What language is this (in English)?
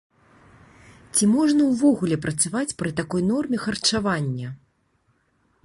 Belarusian